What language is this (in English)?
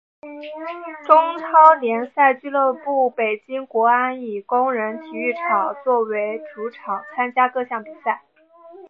Chinese